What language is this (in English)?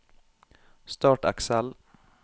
Norwegian